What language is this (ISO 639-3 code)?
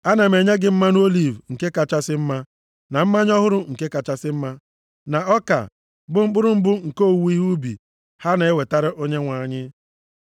ibo